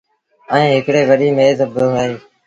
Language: Sindhi Bhil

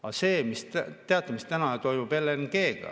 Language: Estonian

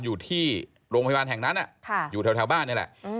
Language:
Thai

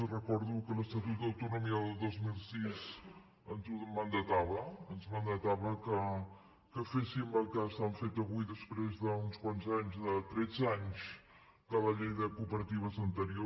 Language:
Catalan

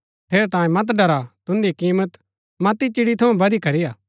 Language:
Gaddi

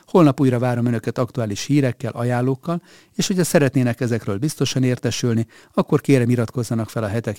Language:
Hungarian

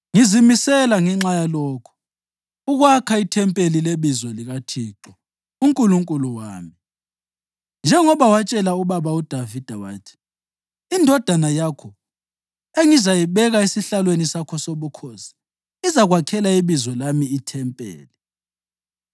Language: North Ndebele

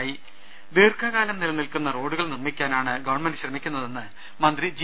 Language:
Malayalam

